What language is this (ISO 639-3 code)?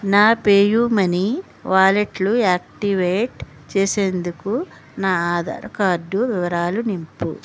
tel